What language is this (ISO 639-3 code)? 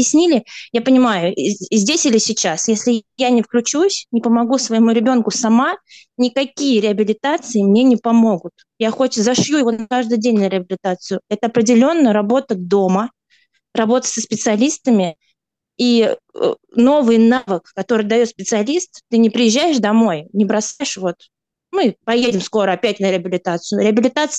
rus